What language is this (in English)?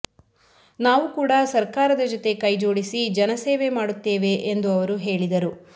Kannada